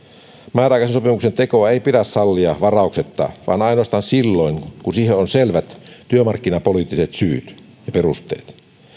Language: Finnish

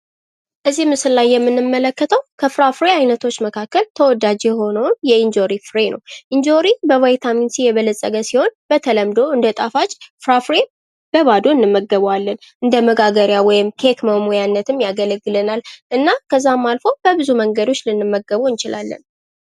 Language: Amharic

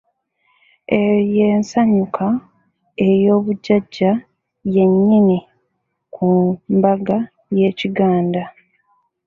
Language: Ganda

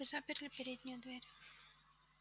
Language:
Russian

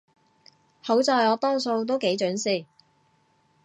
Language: Cantonese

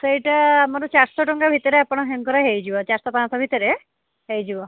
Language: Odia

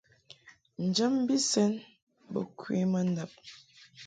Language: Mungaka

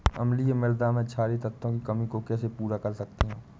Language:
Hindi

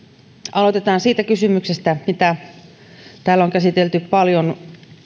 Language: Finnish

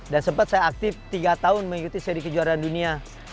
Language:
Indonesian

